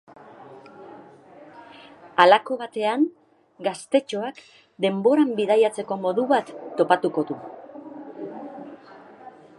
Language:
Basque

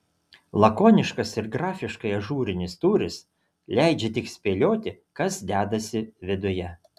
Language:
Lithuanian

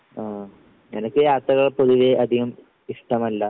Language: Malayalam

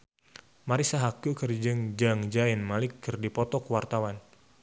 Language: Sundanese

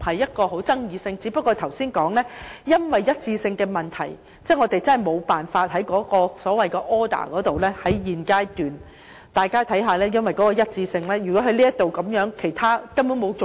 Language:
Cantonese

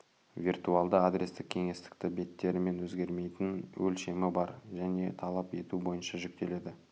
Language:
Kazakh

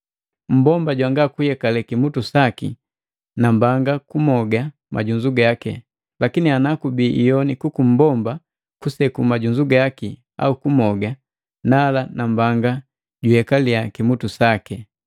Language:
Matengo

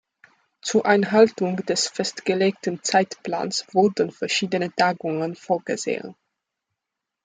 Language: German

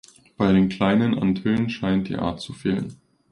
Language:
German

